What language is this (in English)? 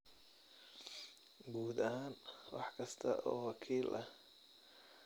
Somali